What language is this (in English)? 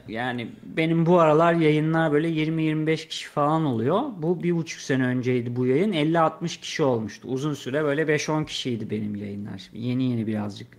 Turkish